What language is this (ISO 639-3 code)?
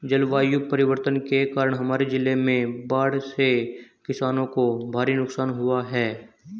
hin